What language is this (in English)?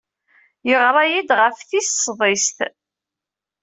Kabyle